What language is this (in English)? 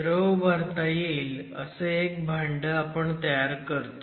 Marathi